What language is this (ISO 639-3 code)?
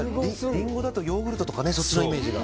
jpn